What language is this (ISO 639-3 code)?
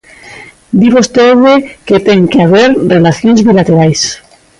glg